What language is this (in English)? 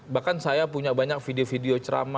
Indonesian